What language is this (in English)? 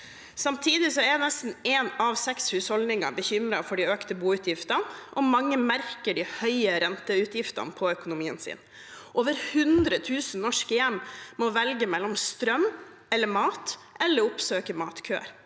Norwegian